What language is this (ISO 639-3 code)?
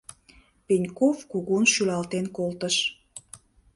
chm